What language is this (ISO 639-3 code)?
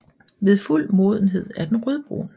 dan